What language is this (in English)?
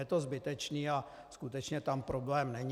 Czech